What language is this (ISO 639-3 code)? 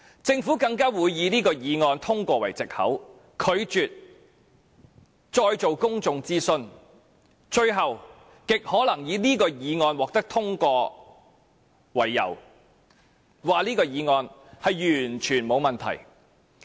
yue